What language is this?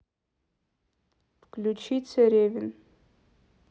Russian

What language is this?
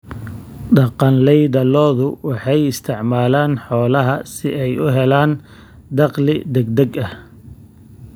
Somali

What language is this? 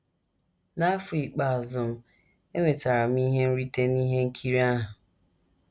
Igbo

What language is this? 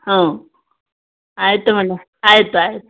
Kannada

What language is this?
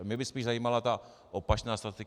Czech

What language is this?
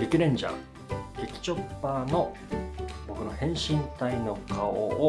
Japanese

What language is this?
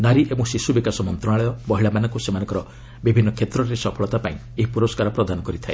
Odia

